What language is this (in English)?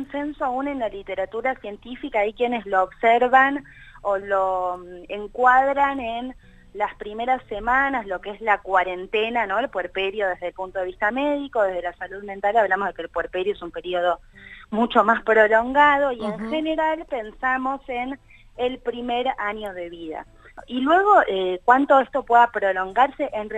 Spanish